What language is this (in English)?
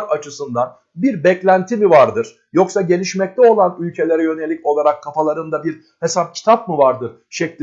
Turkish